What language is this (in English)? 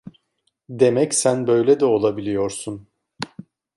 Turkish